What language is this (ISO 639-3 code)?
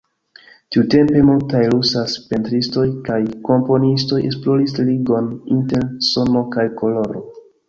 epo